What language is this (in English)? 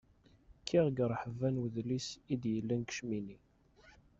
Kabyle